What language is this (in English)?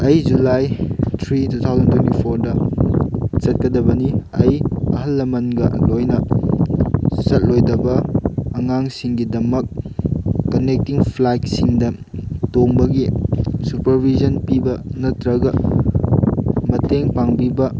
Manipuri